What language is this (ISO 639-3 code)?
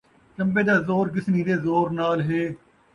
skr